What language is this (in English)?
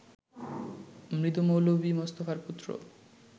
Bangla